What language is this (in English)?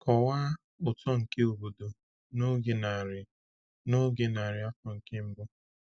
Igbo